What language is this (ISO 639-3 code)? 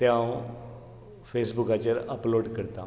kok